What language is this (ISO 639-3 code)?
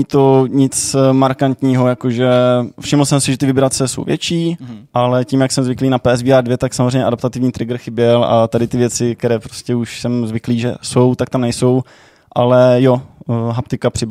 ces